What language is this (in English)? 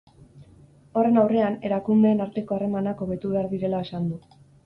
Basque